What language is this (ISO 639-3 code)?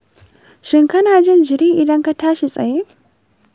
hau